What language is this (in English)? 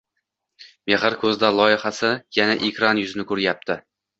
Uzbek